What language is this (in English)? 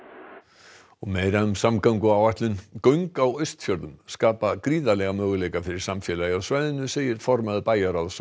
Icelandic